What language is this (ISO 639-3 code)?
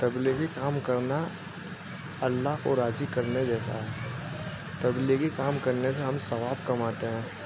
urd